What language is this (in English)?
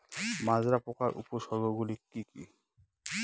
Bangla